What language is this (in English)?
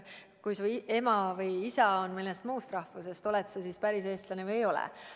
Estonian